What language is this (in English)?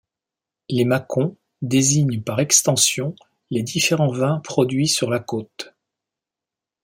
French